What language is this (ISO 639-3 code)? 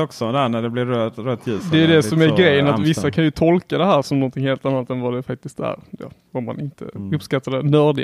swe